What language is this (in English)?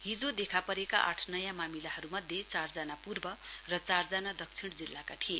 Nepali